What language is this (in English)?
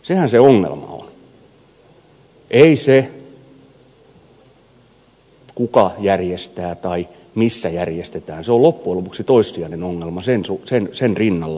Finnish